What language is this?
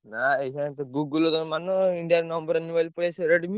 Odia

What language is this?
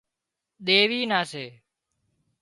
Wadiyara Koli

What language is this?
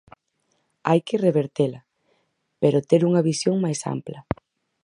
Galician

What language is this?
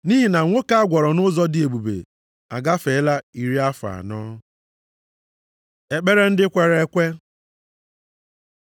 Igbo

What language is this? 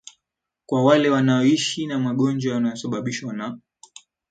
Swahili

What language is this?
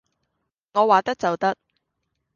Cantonese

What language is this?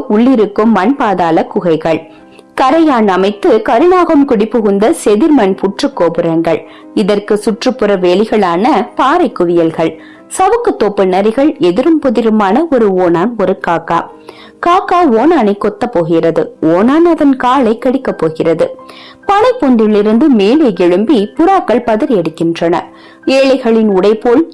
Tamil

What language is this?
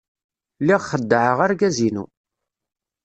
Kabyle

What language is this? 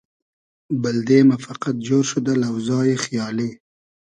Hazaragi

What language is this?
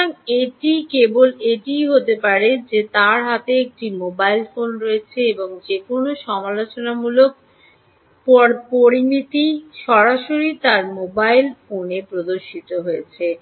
Bangla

